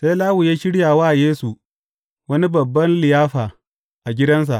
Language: Hausa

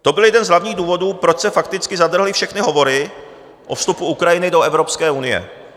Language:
Czech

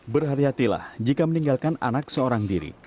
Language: Indonesian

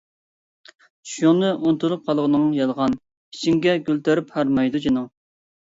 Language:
Uyghur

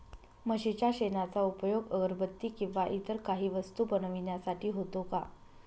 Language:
Marathi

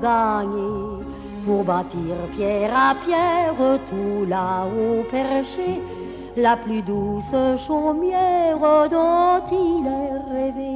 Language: French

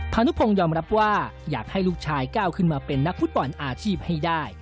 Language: Thai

